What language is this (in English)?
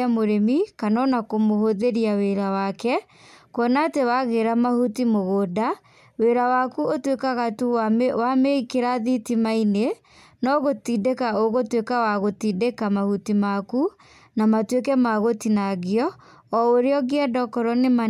Kikuyu